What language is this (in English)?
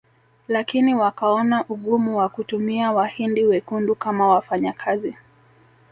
Swahili